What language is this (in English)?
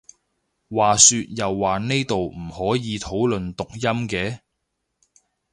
Cantonese